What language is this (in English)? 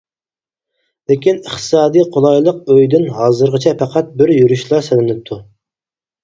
Uyghur